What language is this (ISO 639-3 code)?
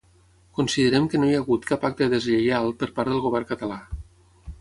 cat